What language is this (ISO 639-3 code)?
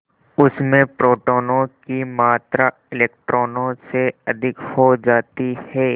hin